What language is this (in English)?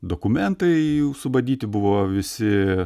Lithuanian